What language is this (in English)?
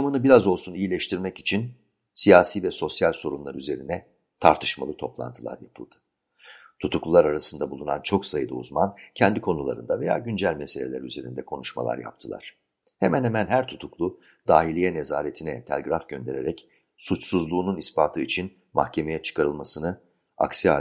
Turkish